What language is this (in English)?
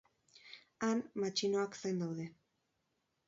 Basque